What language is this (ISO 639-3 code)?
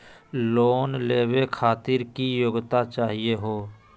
mag